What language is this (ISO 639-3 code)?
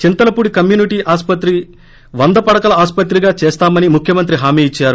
tel